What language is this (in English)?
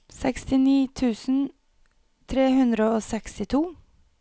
Norwegian